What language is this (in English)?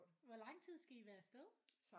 Danish